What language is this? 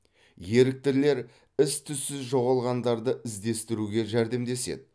Kazakh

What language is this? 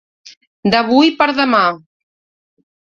Catalan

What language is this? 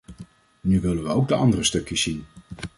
Dutch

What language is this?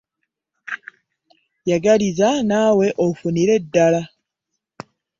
Ganda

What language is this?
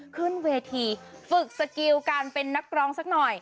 Thai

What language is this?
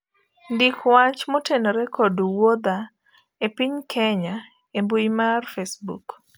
Luo (Kenya and Tanzania)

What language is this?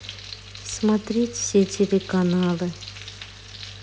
Russian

